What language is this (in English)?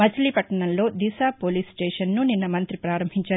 Telugu